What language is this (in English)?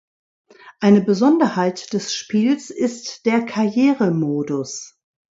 German